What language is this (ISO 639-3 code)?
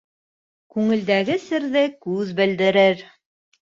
bak